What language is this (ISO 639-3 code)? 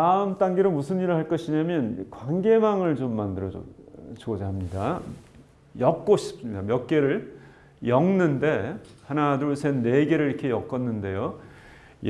kor